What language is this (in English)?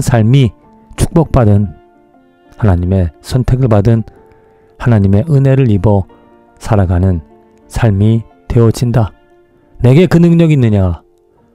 Korean